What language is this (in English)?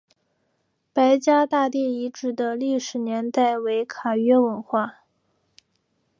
Chinese